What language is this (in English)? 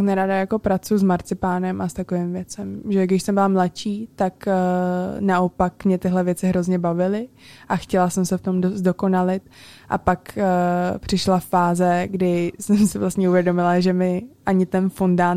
Czech